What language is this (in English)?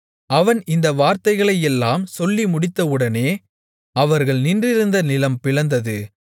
Tamil